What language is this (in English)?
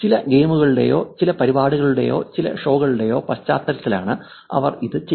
Malayalam